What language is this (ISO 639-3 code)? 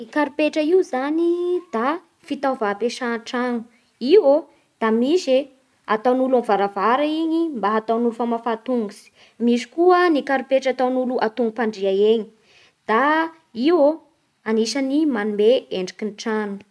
bhr